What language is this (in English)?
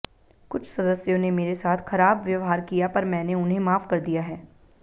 Hindi